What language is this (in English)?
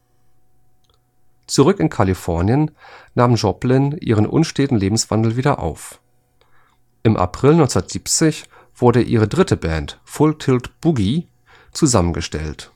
German